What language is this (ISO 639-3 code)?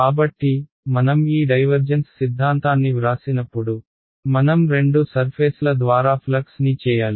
tel